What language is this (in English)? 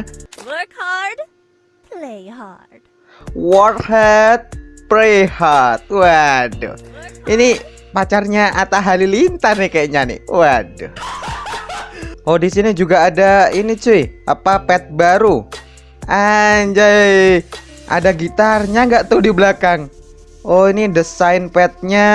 Indonesian